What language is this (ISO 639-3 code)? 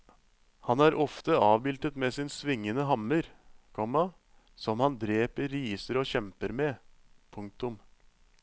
nor